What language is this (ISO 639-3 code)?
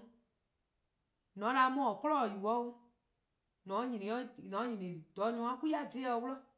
kqo